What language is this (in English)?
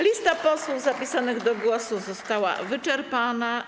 Polish